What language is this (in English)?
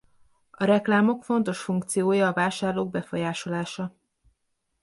Hungarian